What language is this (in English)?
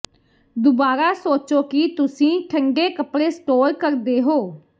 Punjabi